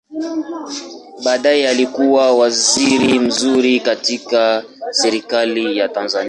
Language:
Swahili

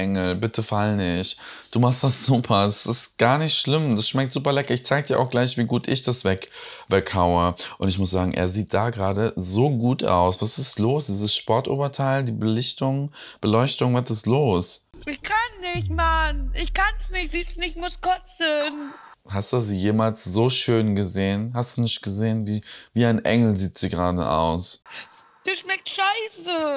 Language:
German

